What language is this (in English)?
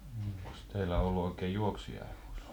Finnish